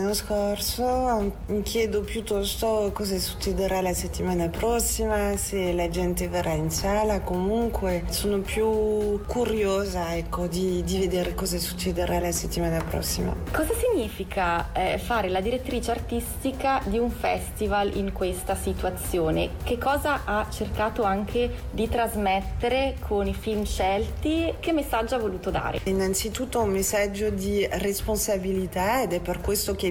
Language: Italian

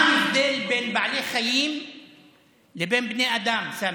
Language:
Hebrew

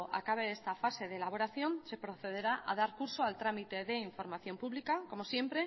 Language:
Spanish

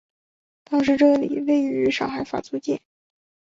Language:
Chinese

